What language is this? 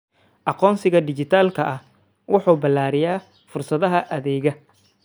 Somali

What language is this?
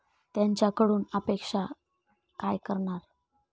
Marathi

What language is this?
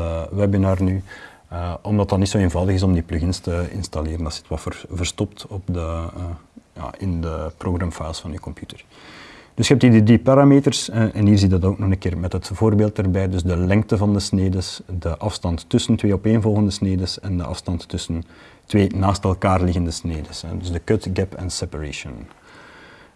Dutch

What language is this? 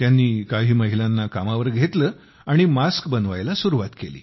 Marathi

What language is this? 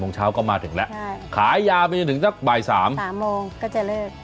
Thai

